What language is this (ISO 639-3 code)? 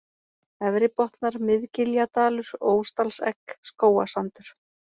isl